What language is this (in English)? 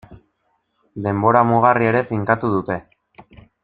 Basque